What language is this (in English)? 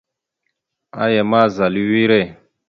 Mada (Cameroon)